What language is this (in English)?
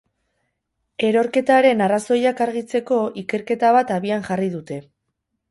Basque